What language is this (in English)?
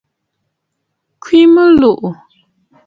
Bafut